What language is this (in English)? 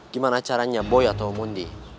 Indonesian